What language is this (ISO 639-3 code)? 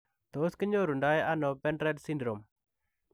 kln